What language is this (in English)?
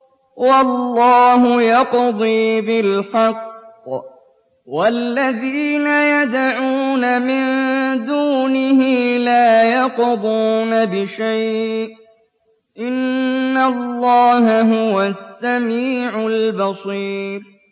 Arabic